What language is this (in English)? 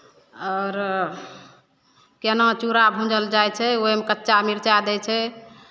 Maithili